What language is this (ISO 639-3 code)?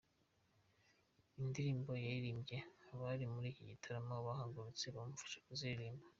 kin